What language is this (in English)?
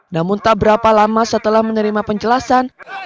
Indonesian